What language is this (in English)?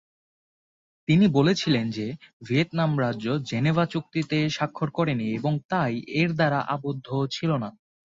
Bangla